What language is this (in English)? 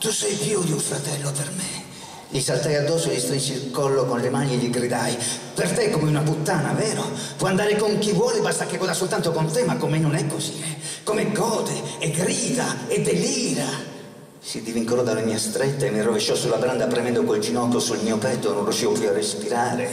Italian